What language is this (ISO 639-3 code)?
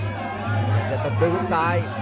tha